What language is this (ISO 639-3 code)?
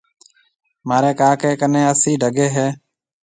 mve